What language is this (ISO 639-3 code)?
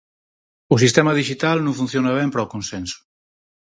glg